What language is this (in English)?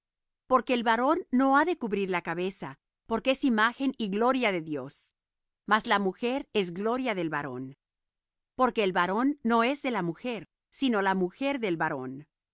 Spanish